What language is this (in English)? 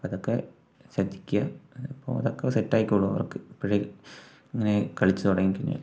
Malayalam